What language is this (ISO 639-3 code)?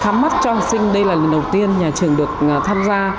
vie